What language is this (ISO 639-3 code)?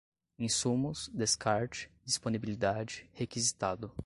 por